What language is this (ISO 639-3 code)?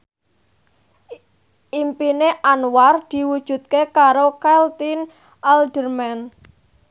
jav